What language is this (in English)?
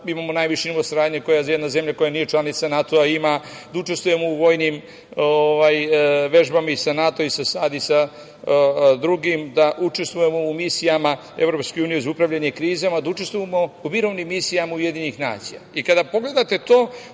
Serbian